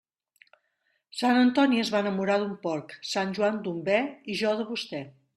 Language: Catalan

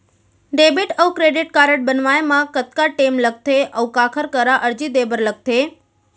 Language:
Chhattisgarhi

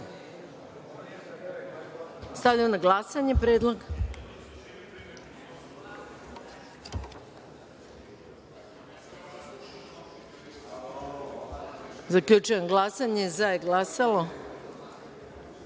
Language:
Serbian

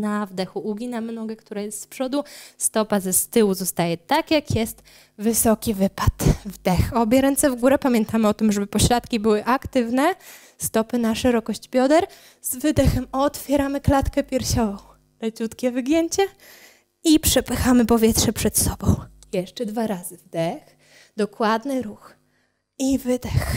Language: Polish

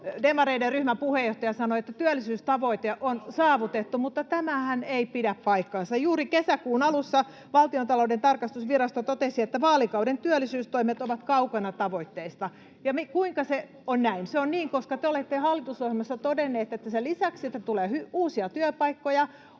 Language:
Finnish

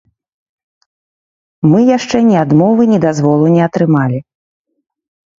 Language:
Belarusian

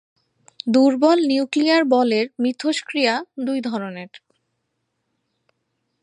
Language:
Bangla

